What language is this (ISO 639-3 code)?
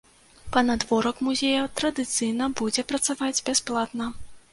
bel